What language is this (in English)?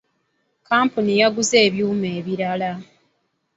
Ganda